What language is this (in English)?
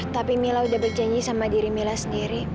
Indonesian